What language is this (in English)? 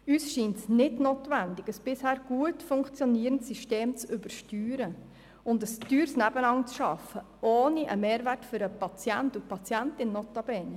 Swiss German